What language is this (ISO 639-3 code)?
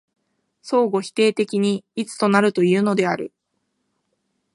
jpn